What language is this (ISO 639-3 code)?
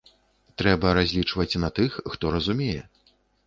bel